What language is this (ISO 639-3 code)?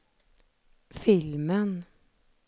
swe